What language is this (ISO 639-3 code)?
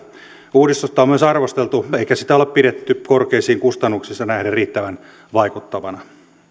fin